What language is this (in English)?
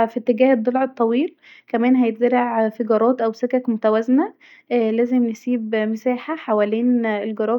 Egyptian Arabic